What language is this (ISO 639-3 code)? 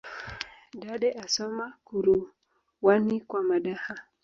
swa